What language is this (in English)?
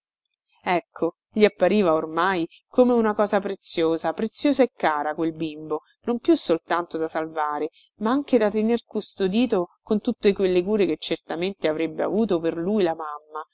Italian